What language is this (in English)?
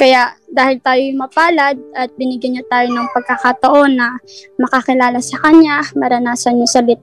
Filipino